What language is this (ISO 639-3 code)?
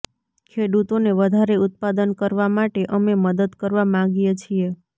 guj